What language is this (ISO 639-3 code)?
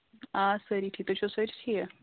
kas